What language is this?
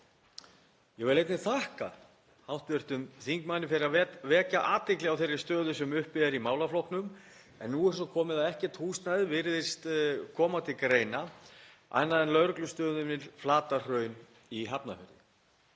Icelandic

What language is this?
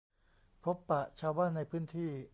Thai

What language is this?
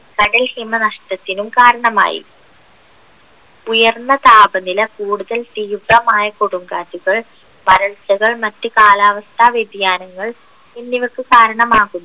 Malayalam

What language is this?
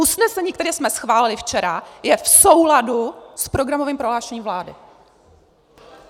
Czech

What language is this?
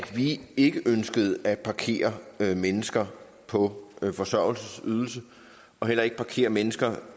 Danish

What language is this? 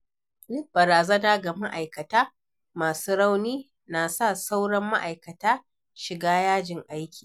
Hausa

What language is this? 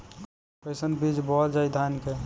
Bhojpuri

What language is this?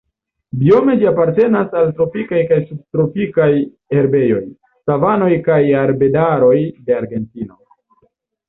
Esperanto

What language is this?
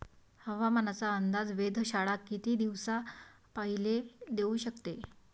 Marathi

